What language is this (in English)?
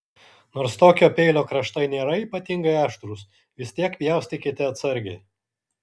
Lithuanian